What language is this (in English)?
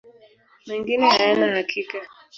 Swahili